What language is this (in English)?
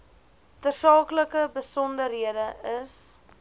Afrikaans